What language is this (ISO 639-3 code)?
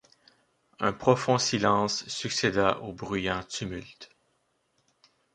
fra